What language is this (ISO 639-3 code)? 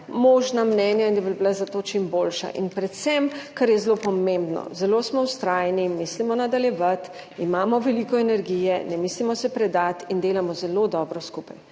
slv